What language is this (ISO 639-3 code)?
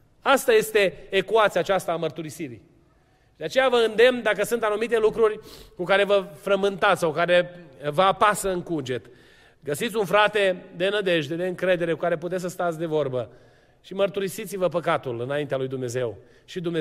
ron